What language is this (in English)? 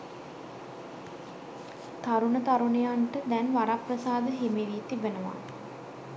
Sinhala